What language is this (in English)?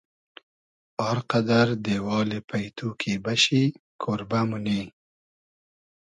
Hazaragi